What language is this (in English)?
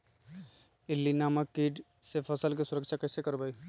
Magahi